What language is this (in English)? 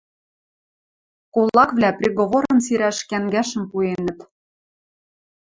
Western Mari